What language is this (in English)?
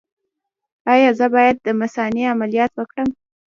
Pashto